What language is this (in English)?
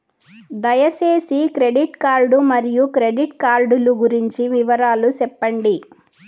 Telugu